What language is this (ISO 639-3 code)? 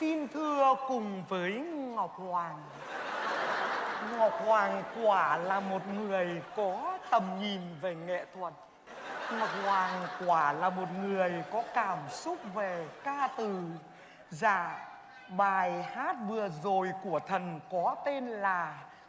vie